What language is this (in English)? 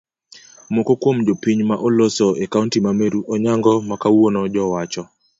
Luo (Kenya and Tanzania)